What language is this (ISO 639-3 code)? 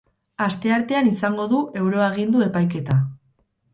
eus